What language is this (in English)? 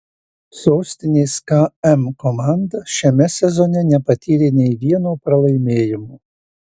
Lithuanian